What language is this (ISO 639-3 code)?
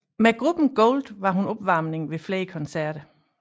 dan